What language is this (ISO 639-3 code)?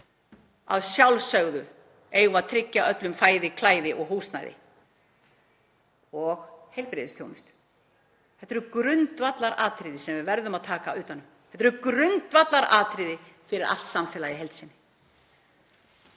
isl